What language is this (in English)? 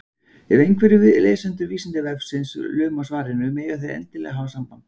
Icelandic